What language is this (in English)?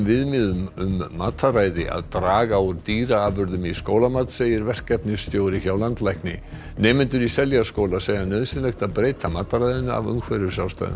Icelandic